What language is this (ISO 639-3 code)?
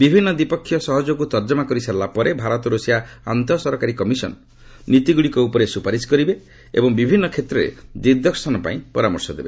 ori